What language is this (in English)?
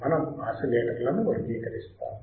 Telugu